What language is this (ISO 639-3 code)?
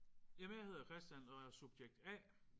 dan